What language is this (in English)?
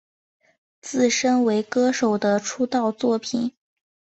Chinese